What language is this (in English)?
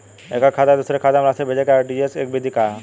Bhojpuri